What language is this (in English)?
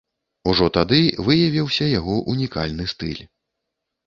Belarusian